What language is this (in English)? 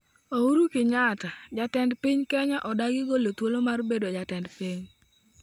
Luo (Kenya and Tanzania)